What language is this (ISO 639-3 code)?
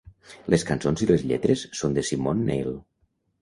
cat